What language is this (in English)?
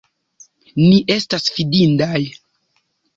Esperanto